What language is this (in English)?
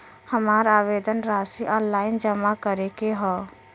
Bhojpuri